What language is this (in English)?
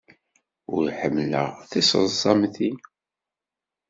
Kabyle